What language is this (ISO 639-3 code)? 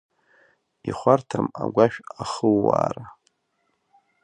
abk